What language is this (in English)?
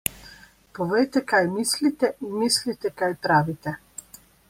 Slovenian